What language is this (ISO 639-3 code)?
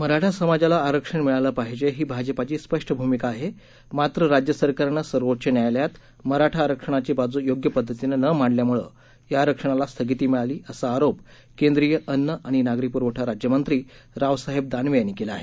mar